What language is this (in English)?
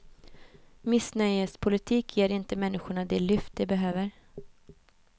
Swedish